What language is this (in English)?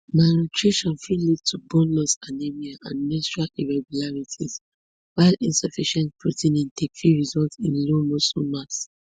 Nigerian Pidgin